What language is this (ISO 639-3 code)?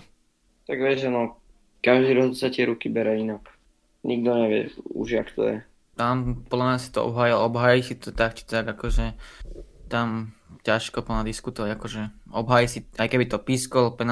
slk